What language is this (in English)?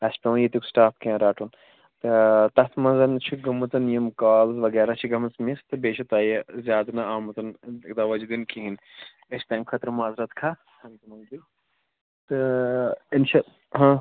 Kashmiri